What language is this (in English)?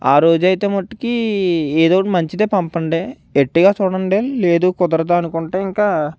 Telugu